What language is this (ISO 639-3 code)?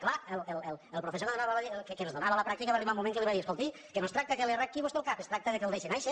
cat